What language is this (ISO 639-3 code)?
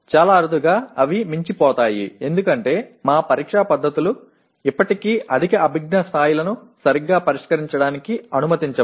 tel